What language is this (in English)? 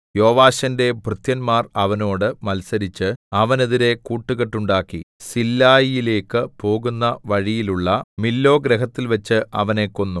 Malayalam